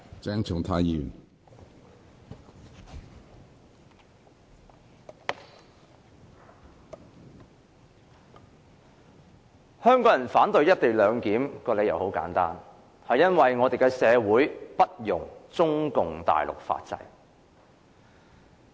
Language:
Cantonese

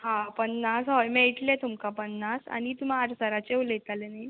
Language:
Konkani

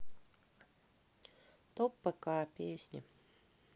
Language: Russian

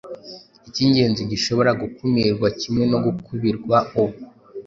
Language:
Kinyarwanda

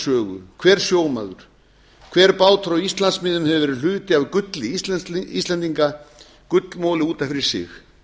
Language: Icelandic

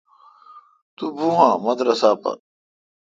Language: Kalkoti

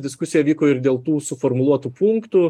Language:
Lithuanian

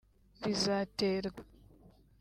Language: Kinyarwanda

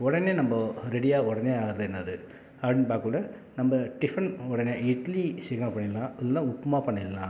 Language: Tamil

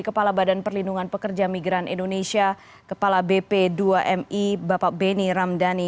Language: Indonesian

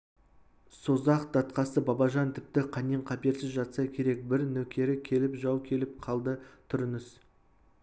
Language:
Kazakh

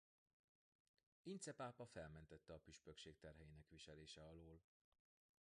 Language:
Hungarian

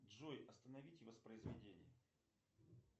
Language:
Russian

